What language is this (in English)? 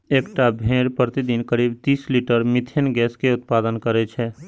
Maithili